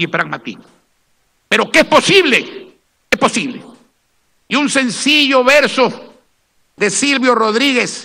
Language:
Spanish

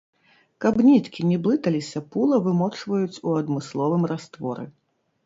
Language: Belarusian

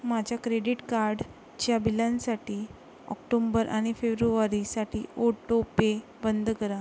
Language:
Marathi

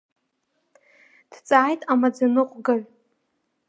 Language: Abkhazian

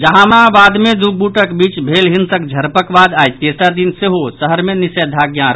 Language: Maithili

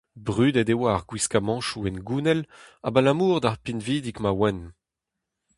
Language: Breton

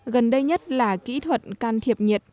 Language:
Vietnamese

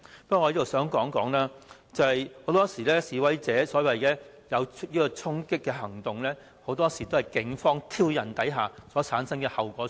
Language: Cantonese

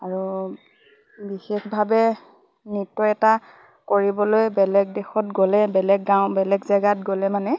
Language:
Assamese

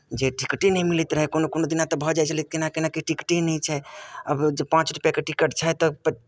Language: Maithili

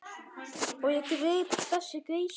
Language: Icelandic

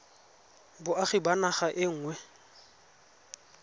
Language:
Tswana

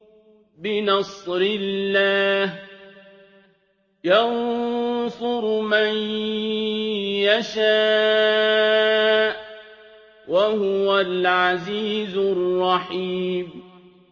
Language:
Arabic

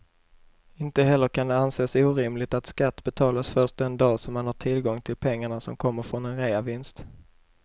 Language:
Swedish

